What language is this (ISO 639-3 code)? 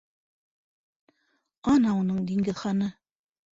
bak